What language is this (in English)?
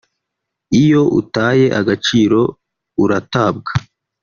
Kinyarwanda